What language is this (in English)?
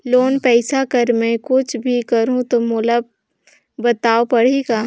Chhattisgarhi